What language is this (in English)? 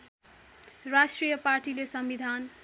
Nepali